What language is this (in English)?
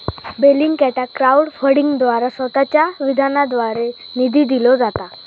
Marathi